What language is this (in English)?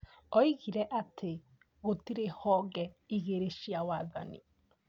Kikuyu